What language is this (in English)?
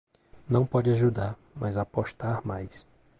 Portuguese